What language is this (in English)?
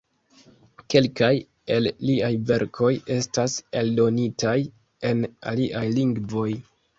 Esperanto